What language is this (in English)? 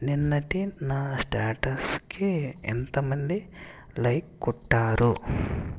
Telugu